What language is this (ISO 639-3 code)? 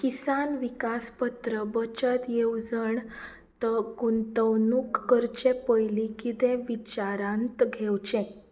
kok